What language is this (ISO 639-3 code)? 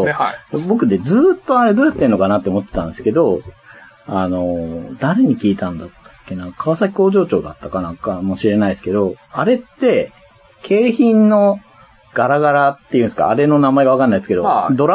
jpn